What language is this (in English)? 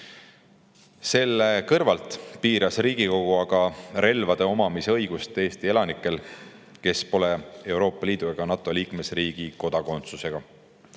Estonian